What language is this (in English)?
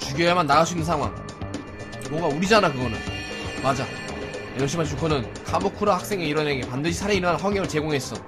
Korean